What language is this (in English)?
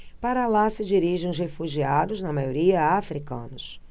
Portuguese